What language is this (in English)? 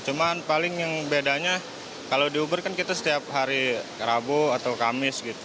Indonesian